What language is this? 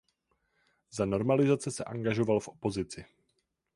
Czech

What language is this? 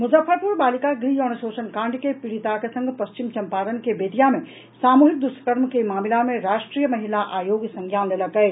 Maithili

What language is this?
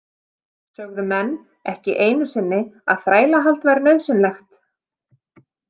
Icelandic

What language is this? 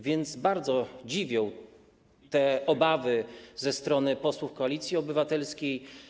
Polish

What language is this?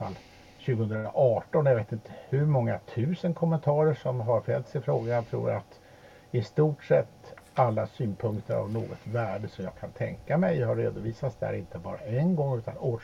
Swedish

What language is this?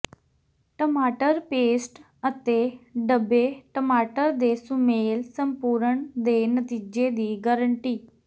Punjabi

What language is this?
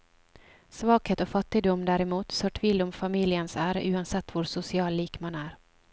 Norwegian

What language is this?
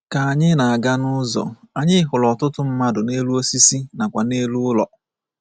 Igbo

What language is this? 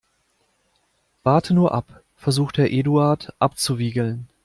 German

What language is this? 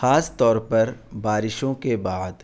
Urdu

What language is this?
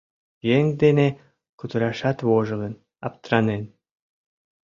Mari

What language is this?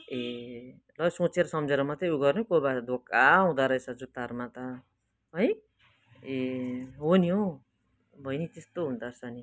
Nepali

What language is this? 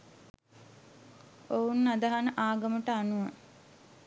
Sinhala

